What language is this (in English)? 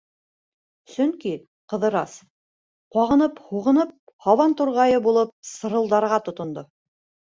Bashkir